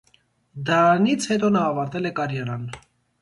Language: Armenian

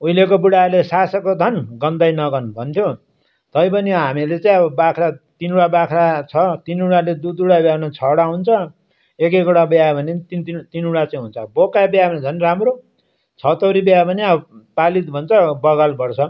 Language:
Nepali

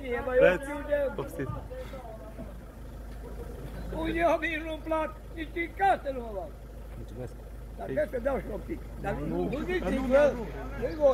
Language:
Arabic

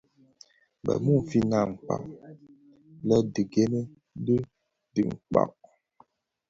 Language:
Bafia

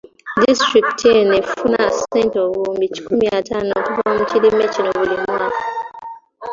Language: Ganda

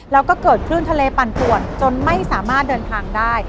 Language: Thai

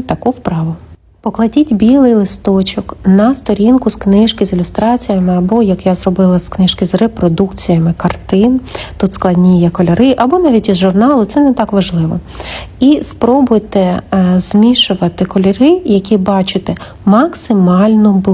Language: Ukrainian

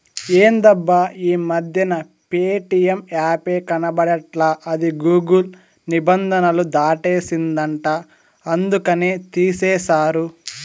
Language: Telugu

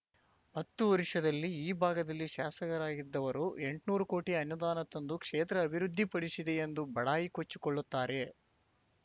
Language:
Kannada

